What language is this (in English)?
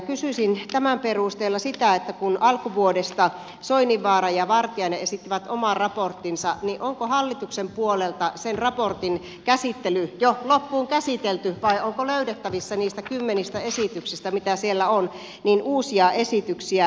Finnish